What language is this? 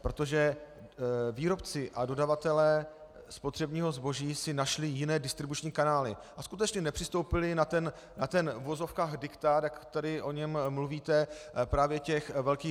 Czech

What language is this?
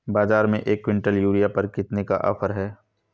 Hindi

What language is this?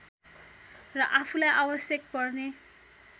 Nepali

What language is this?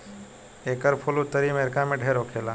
Bhojpuri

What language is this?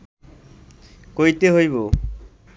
Bangla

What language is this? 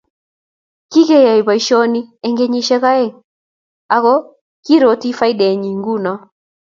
Kalenjin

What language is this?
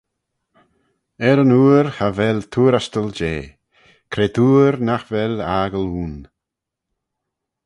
Manx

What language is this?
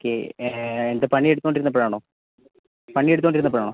Malayalam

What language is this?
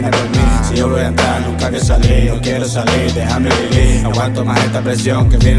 Italian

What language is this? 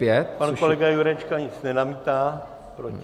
Czech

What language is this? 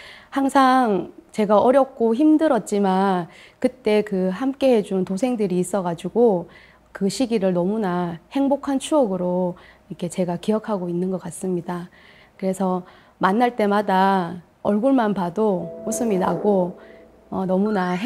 Korean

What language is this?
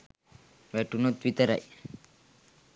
Sinhala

